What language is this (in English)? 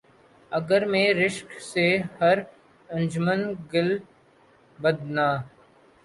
Urdu